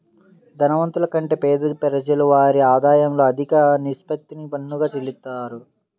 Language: Telugu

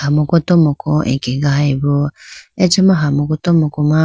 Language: Idu-Mishmi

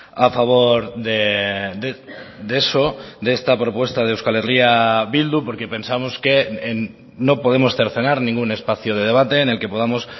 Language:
Spanish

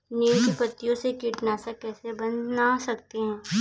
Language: Hindi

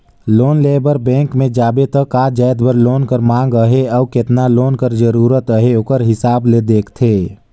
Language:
Chhattisgarhi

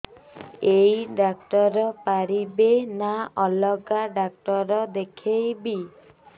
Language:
Odia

